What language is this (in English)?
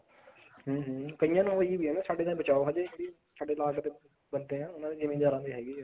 Punjabi